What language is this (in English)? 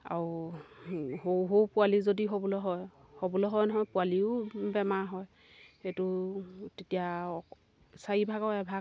Assamese